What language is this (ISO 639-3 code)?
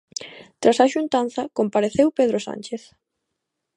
glg